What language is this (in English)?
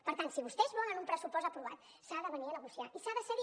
Catalan